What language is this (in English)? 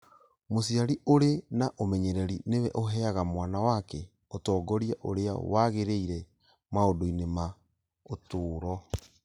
Kikuyu